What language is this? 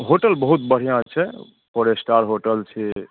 Maithili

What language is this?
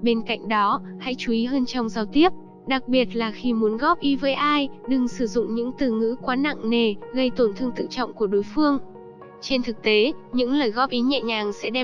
Vietnamese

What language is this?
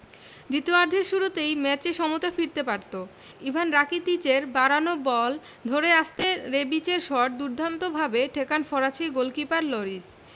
Bangla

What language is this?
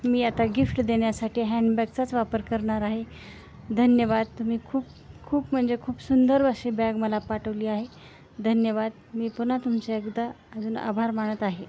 Marathi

